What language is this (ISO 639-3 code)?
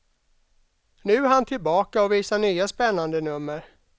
swe